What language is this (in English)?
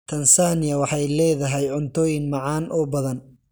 Somali